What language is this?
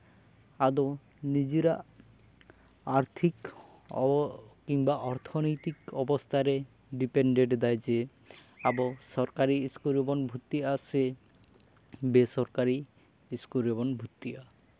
Santali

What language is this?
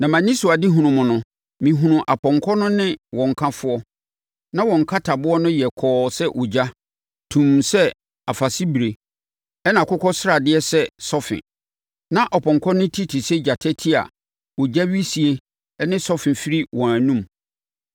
Akan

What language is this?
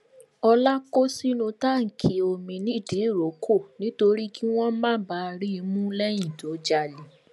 Yoruba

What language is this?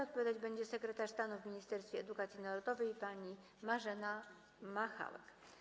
Polish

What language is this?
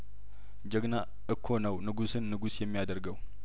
Amharic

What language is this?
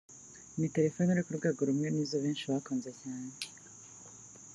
Kinyarwanda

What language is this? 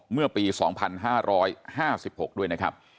Thai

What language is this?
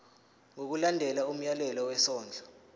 Zulu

